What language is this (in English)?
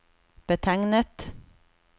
Norwegian